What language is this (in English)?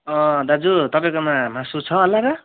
Nepali